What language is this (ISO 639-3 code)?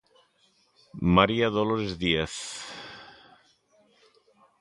glg